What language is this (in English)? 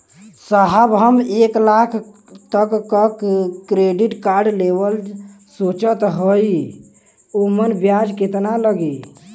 Bhojpuri